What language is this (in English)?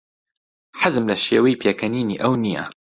Central Kurdish